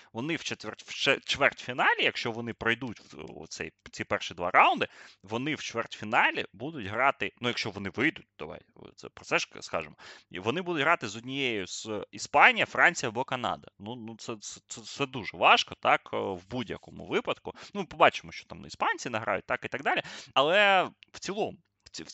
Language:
Ukrainian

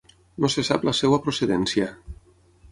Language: Catalan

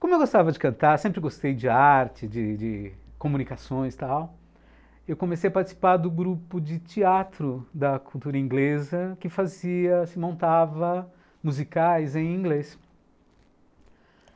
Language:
Portuguese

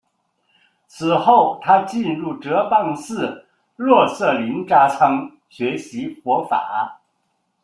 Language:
Chinese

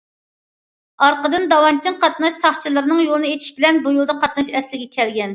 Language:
Uyghur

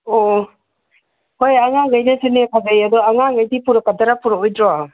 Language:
Manipuri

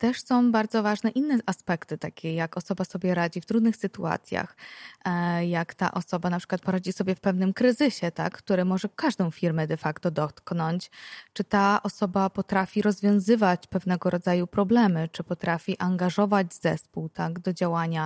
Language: Polish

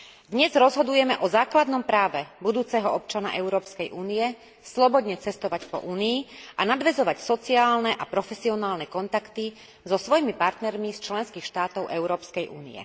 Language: Slovak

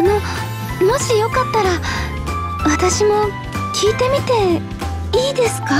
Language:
Japanese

